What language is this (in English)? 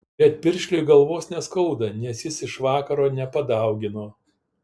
Lithuanian